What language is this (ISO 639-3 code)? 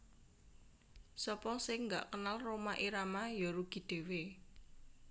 jav